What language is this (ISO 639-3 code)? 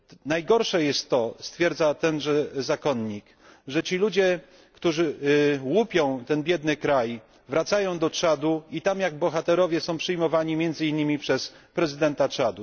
pol